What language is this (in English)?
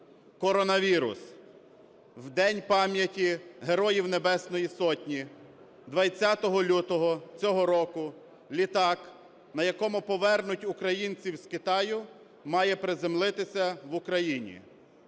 Ukrainian